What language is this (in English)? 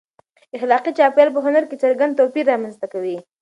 Pashto